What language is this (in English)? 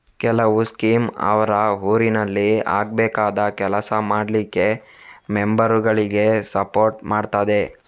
Kannada